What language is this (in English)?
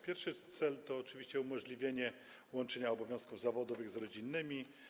Polish